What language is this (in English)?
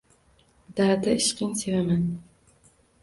Uzbek